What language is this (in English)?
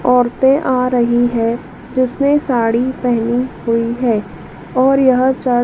Hindi